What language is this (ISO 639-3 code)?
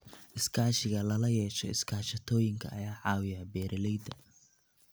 som